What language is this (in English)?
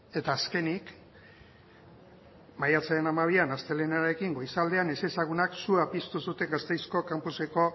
Basque